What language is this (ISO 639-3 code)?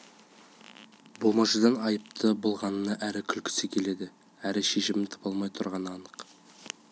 kaz